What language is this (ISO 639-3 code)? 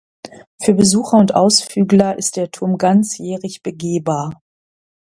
deu